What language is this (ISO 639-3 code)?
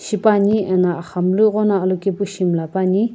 nsm